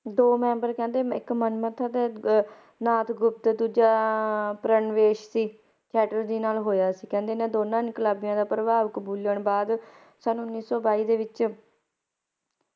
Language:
Punjabi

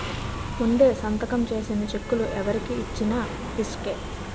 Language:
Telugu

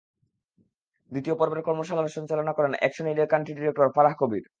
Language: Bangla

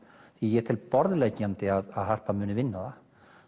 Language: Icelandic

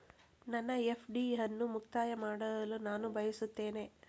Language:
Kannada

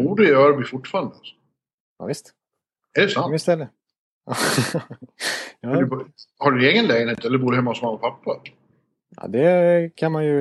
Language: Swedish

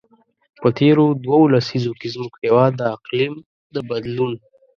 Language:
Pashto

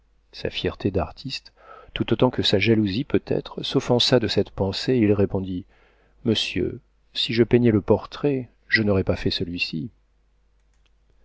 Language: French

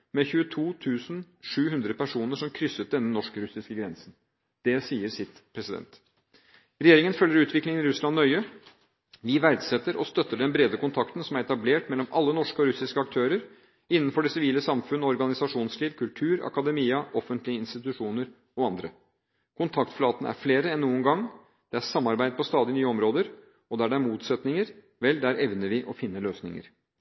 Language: Norwegian Bokmål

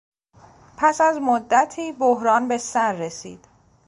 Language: Persian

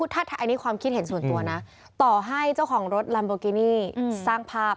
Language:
Thai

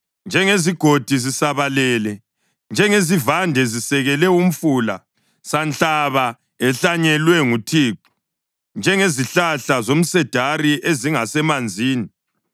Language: North Ndebele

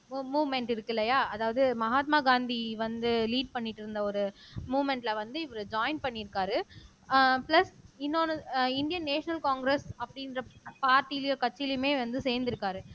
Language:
Tamil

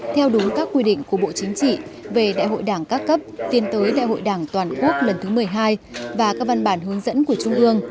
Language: Vietnamese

